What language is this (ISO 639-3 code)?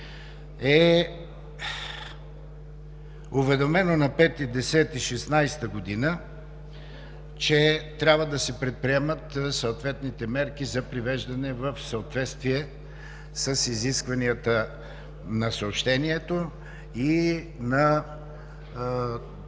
bul